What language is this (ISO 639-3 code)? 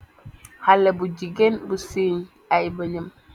wol